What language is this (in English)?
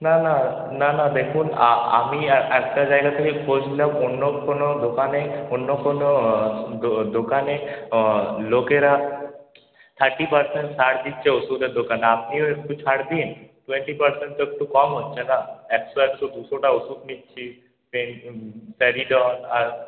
Bangla